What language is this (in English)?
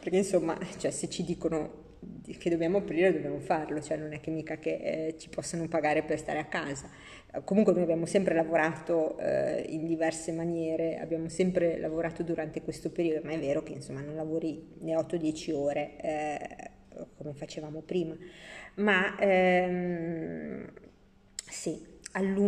Italian